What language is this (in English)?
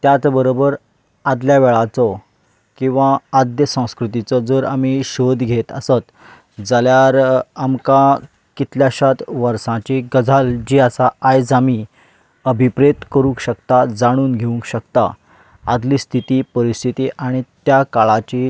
Konkani